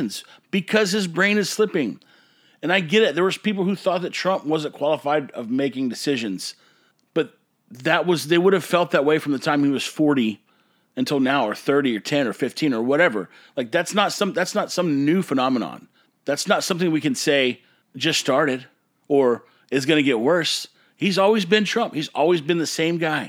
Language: English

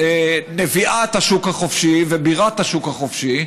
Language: Hebrew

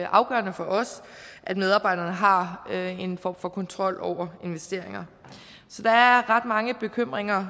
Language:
Danish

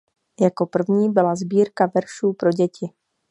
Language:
Czech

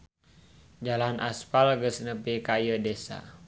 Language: Sundanese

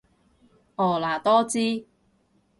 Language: Cantonese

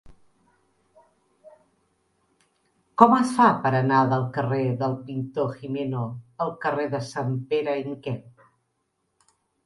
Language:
Catalan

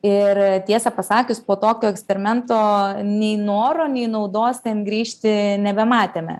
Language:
Lithuanian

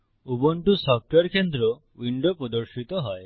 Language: Bangla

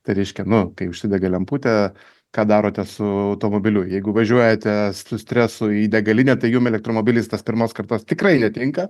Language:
Lithuanian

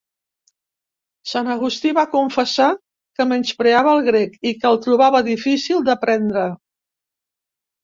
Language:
Catalan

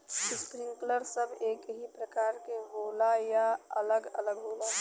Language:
Bhojpuri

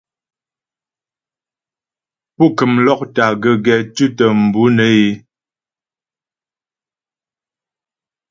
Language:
Ghomala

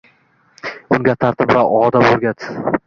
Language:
Uzbek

